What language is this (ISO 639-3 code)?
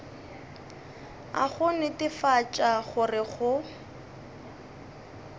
nso